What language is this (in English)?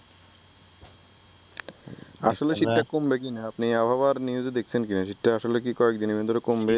Bangla